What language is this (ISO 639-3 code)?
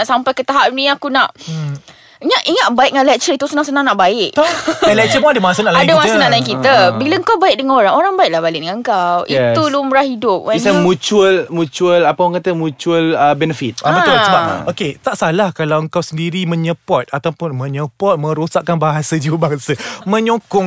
msa